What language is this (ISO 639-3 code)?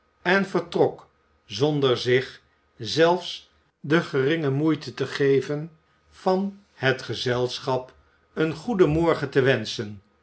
nld